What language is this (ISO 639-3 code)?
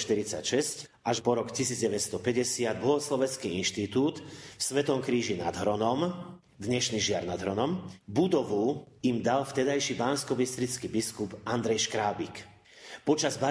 slk